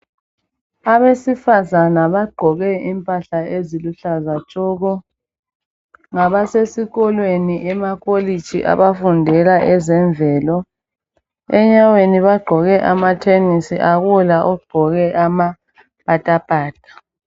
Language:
North Ndebele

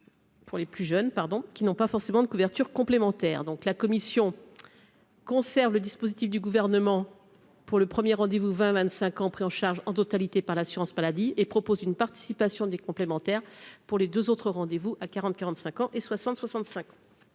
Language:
French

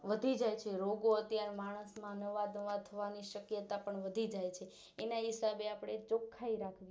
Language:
Gujarati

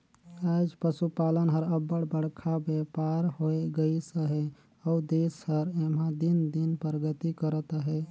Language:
Chhattisgarhi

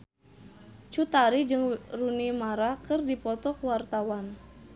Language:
Sundanese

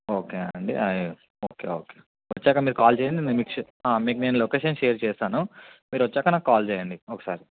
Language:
Telugu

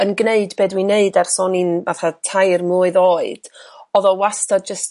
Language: Welsh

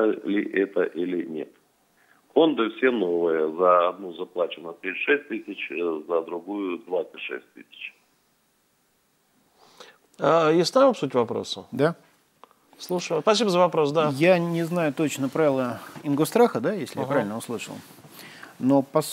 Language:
Russian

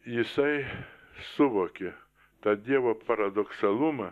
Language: Lithuanian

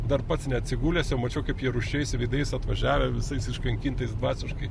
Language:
Lithuanian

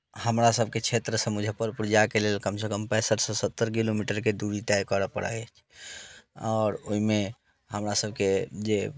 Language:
Maithili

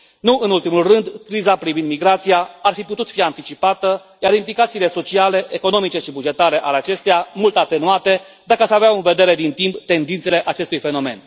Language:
Romanian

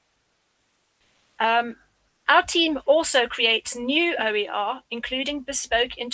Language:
English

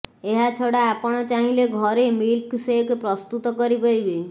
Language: Odia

